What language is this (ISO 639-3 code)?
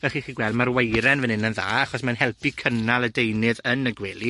cym